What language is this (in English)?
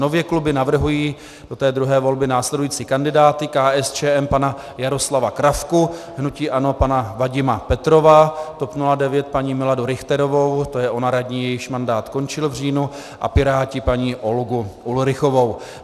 Czech